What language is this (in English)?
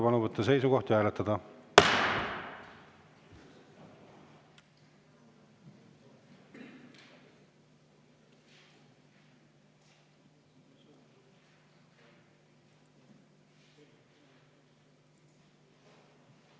Estonian